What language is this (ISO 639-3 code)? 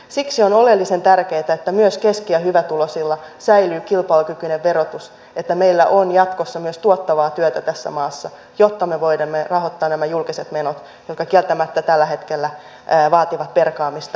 fin